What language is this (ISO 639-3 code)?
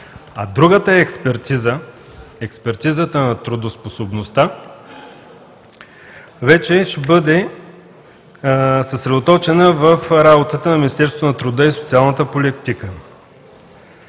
bul